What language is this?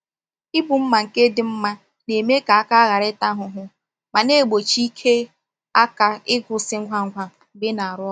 Igbo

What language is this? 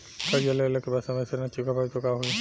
Bhojpuri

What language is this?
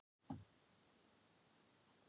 Icelandic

